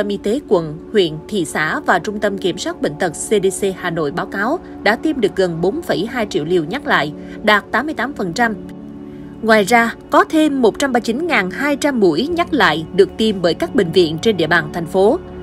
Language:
Vietnamese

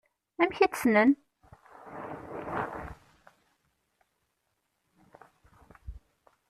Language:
Kabyle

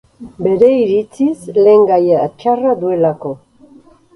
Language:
Basque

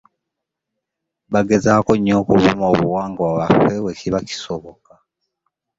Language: Ganda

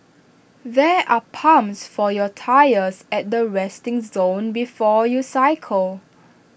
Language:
English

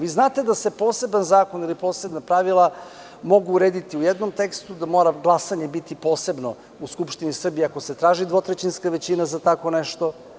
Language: Serbian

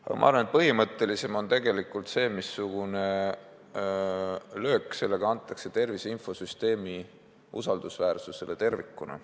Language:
Estonian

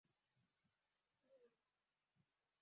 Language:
Swahili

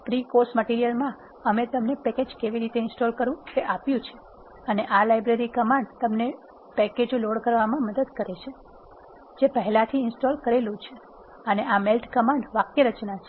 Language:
Gujarati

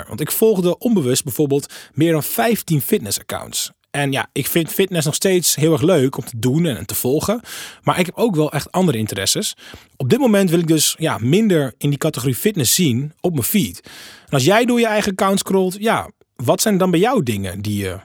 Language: Dutch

